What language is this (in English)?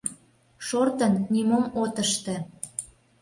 Mari